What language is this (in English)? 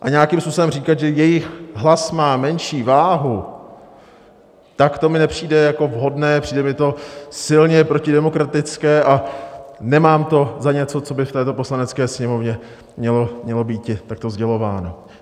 Czech